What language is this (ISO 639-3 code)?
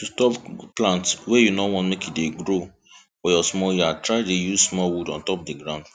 pcm